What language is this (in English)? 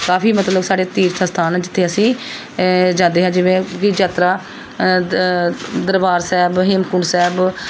Punjabi